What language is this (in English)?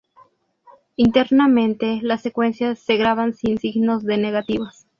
Spanish